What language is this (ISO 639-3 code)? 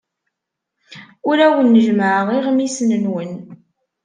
kab